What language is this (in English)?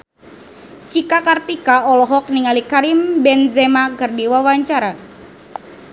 Sundanese